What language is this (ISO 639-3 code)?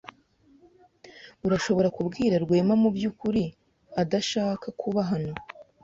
kin